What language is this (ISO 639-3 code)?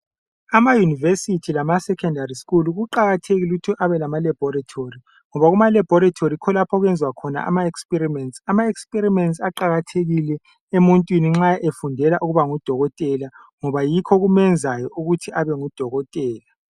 nde